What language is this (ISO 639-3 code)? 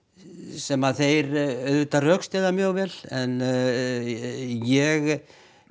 isl